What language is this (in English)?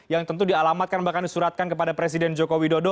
Indonesian